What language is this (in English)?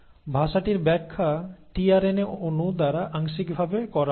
Bangla